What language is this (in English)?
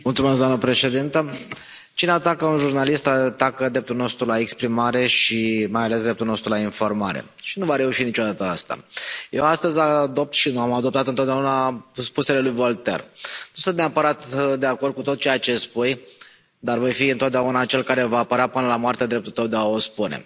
Romanian